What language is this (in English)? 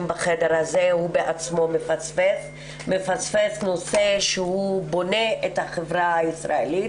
Hebrew